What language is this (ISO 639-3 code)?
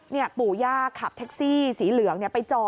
tha